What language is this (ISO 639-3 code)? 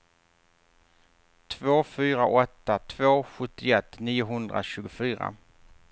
swe